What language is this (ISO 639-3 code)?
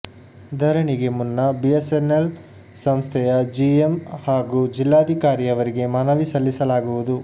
kan